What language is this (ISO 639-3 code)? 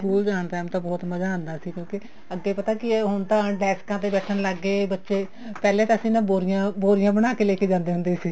pan